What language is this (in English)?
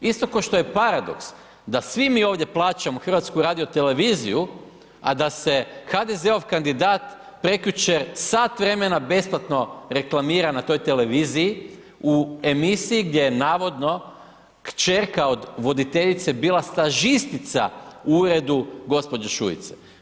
Croatian